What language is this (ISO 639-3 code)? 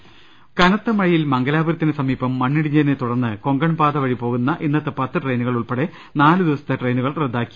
mal